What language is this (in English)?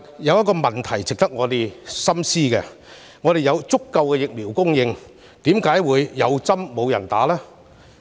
Cantonese